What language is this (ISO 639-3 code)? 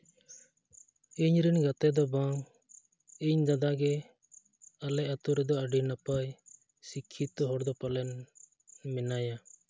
sat